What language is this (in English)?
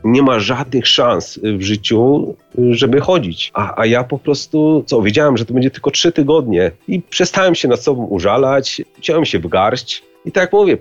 Polish